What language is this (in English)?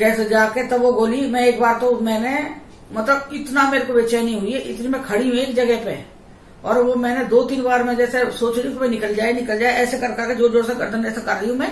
Hindi